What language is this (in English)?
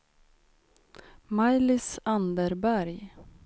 Swedish